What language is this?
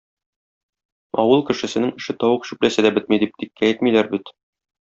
Tatar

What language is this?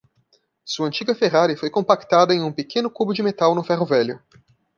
Portuguese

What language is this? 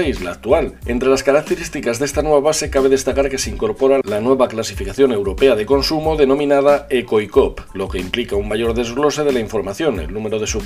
Spanish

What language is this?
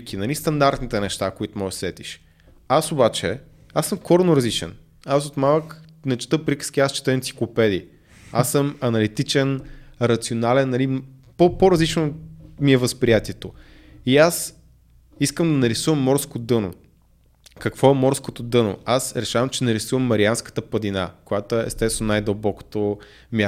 Bulgarian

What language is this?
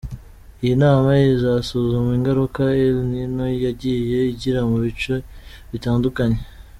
Kinyarwanda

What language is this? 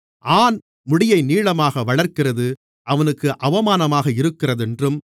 Tamil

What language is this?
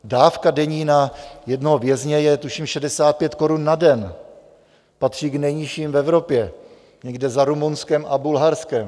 Czech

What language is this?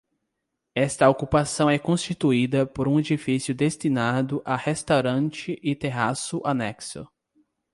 Portuguese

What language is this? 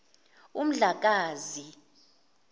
Zulu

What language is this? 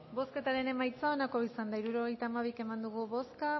Basque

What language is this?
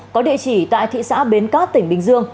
Vietnamese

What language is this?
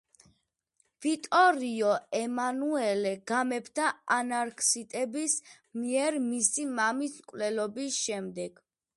Georgian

